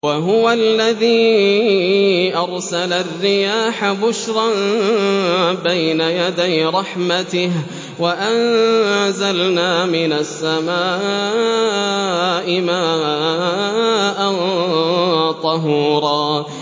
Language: Arabic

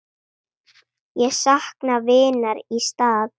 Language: Icelandic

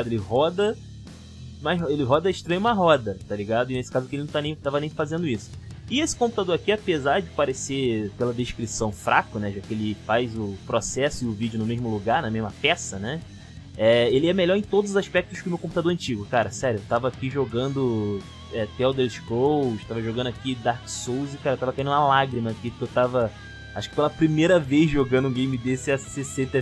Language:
Portuguese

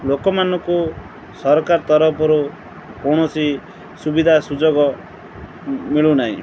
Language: Odia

